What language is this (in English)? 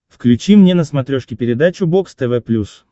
Russian